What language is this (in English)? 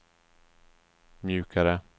Swedish